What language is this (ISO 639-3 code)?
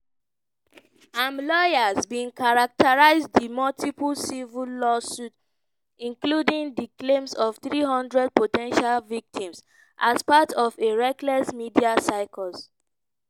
pcm